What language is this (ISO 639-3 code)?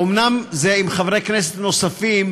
heb